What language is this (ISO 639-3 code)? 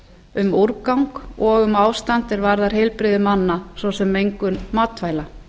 isl